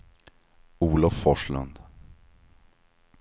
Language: Swedish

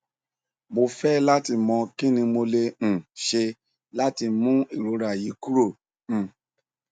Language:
Yoruba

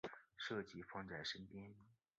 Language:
Chinese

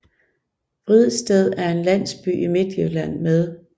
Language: Danish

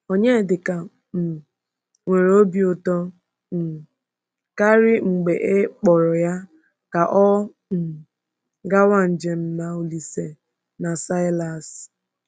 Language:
Igbo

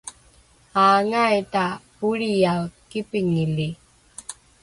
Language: Rukai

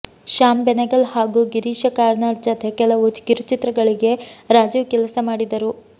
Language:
Kannada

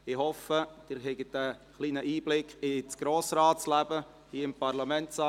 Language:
Swiss German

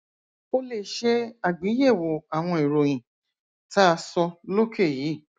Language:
Yoruba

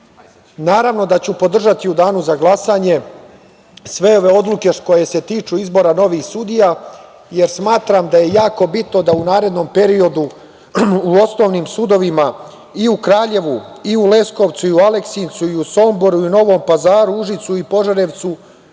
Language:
Serbian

